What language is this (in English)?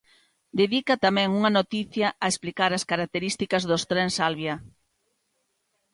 Galician